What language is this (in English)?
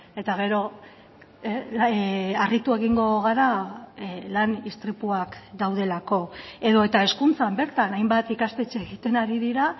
Basque